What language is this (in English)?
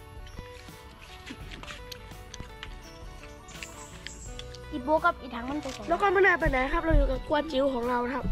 Thai